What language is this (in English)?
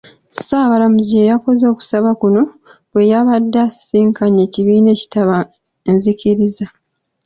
Ganda